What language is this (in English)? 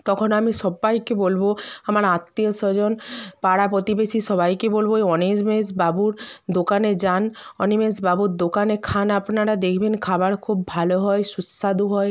Bangla